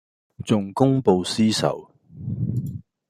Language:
Cantonese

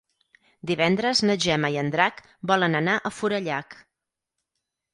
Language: Catalan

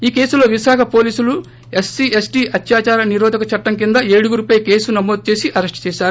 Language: Telugu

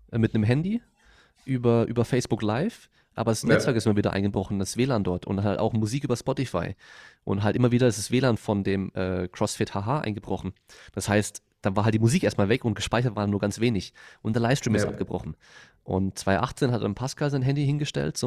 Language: German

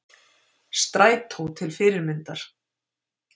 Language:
Icelandic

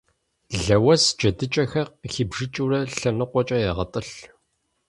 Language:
Kabardian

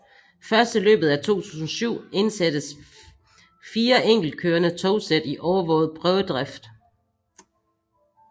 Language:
Danish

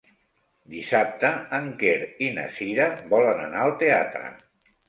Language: Catalan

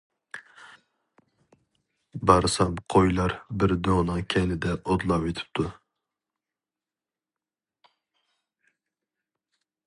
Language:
Uyghur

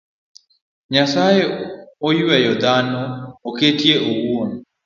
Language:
Luo (Kenya and Tanzania)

